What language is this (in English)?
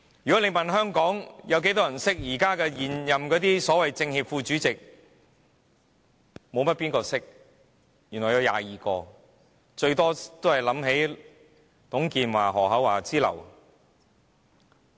Cantonese